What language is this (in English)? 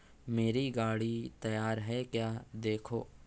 Urdu